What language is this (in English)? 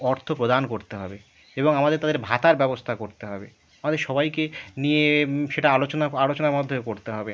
Bangla